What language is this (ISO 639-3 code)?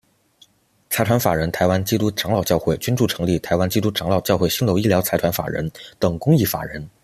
zho